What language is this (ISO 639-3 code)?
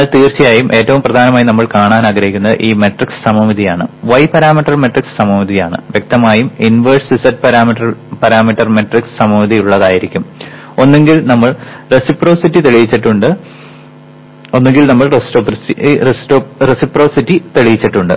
mal